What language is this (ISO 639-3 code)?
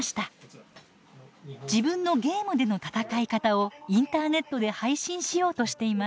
jpn